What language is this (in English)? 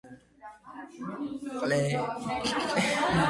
Georgian